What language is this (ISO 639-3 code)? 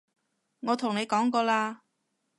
yue